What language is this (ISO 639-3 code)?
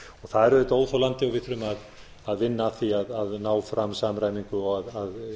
isl